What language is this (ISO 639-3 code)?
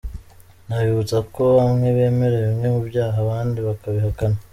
kin